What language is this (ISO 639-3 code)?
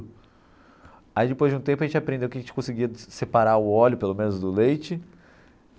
por